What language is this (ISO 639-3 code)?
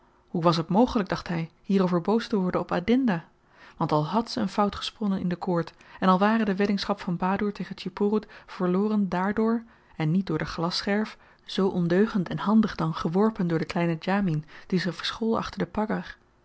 nld